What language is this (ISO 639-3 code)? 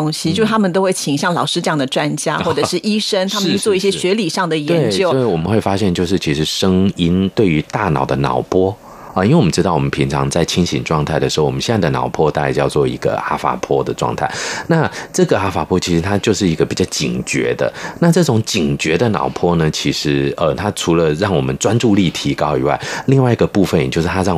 zho